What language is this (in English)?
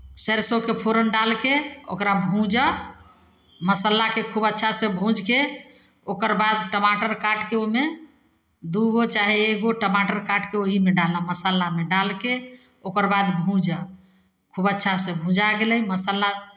Maithili